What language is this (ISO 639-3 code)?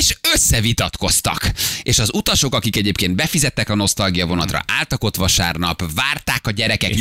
hun